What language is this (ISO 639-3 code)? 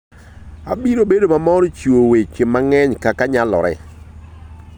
luo